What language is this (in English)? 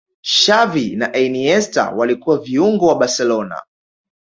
Swahili